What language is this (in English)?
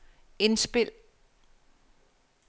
Danish